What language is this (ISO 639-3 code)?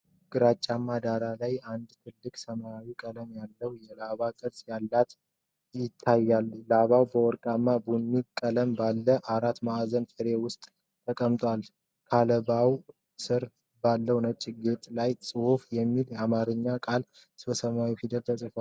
amh